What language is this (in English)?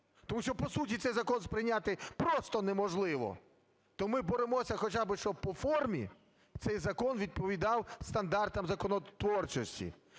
Ukrainian